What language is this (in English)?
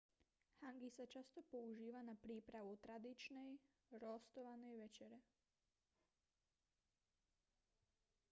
Slovak